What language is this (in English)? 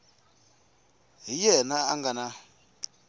Tsonga